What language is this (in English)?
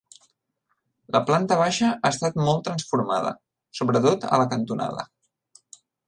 Catalan